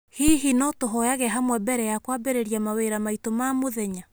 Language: Kikuyu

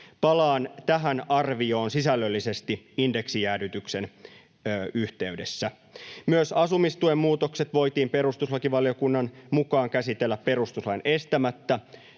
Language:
Finnish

